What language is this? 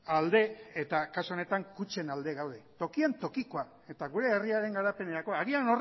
Basque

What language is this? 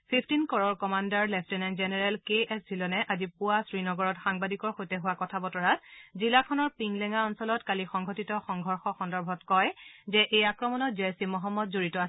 Assamese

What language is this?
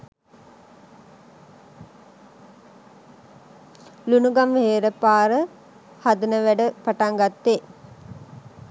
Sinhala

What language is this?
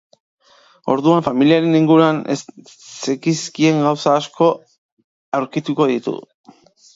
Basque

